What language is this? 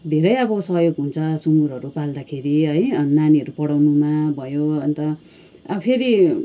Nepali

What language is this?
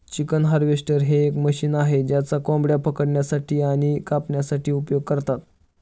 Marathi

